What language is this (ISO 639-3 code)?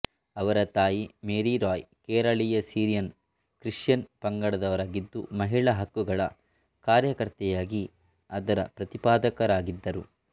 kan